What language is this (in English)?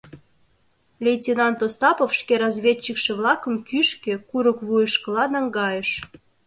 Mari